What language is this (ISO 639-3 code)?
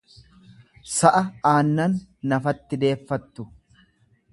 orm